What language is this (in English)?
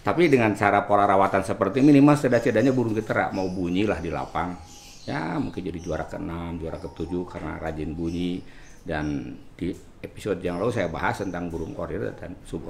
Indonesian